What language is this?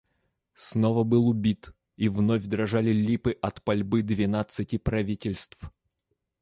Russian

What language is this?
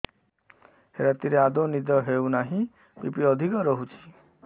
Odia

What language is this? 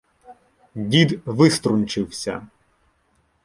Ukrainian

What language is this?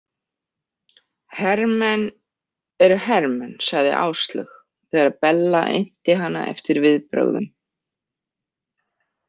Icelandic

